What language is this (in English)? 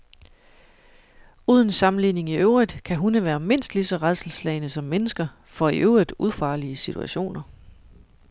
Danish